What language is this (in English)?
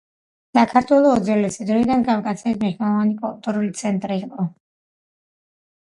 Georgian